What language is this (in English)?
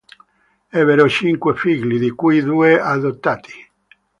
Italian